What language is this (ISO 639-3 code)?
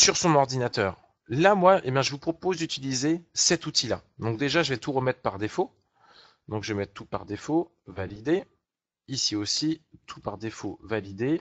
fra